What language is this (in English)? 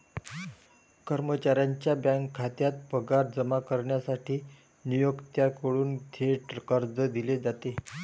Marathi